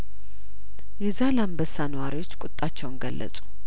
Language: Amharic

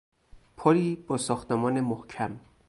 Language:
Persian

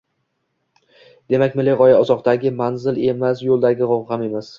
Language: Uzbek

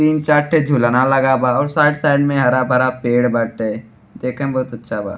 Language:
Bhojpuri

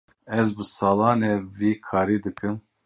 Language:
Kurdish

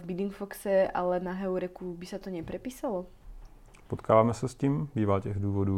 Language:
Czech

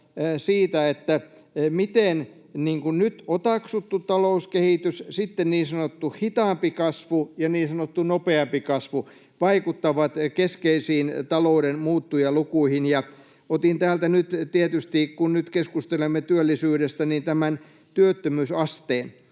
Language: Finnish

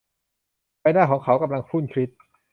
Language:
Thai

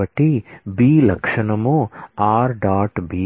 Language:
Telugu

